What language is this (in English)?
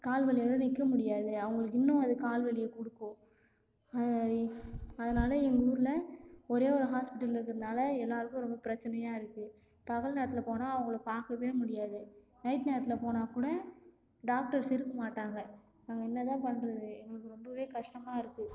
Tamil